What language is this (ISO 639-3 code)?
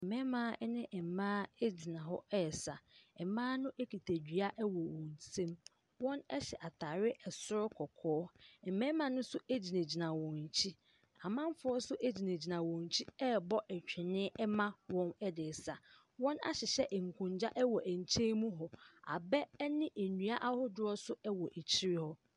aka